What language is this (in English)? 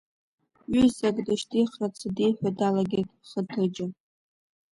Abkhazian